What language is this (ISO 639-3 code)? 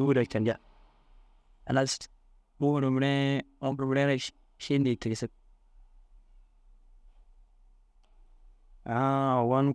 dzg